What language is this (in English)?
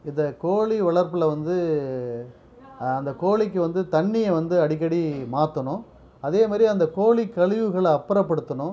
Tamil